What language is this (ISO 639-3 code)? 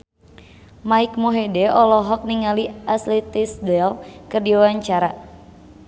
sun